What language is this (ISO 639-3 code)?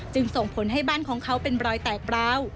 tha